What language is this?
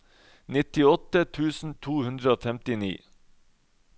Norwegian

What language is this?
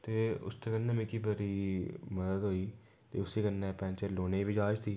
Dogri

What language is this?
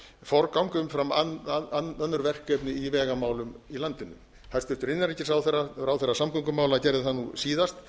Icelandic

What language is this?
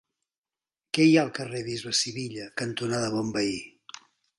Catalan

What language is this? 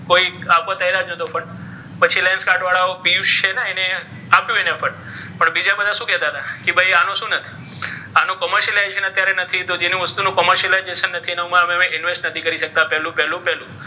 Gujarati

